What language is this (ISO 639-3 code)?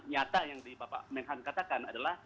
ind